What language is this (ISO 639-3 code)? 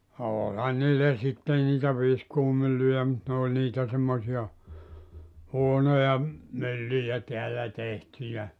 fin